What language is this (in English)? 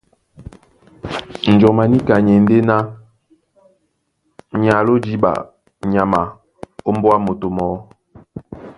Duala